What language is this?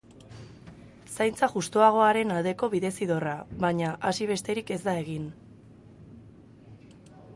Basque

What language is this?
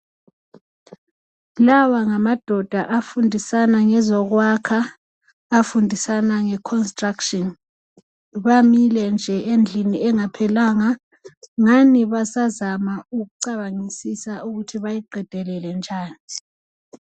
North Ndebele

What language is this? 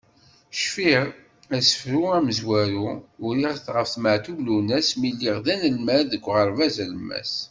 Kabyle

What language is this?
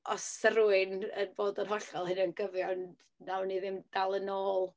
Welsh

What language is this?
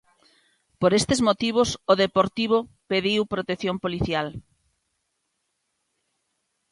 Galician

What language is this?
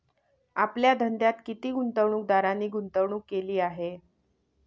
Marathi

